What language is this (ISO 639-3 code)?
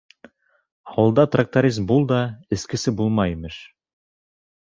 bak